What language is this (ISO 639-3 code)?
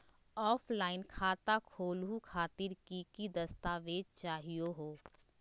mag